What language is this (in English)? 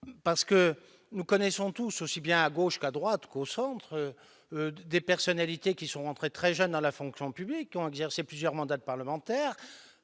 French